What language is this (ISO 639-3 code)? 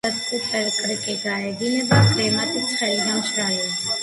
kat